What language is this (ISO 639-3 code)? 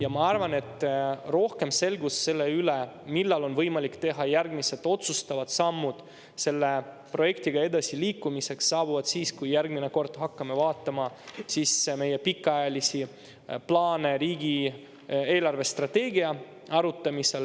est